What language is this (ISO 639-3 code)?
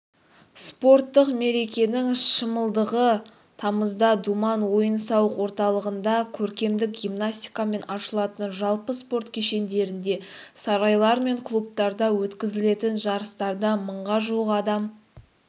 kaz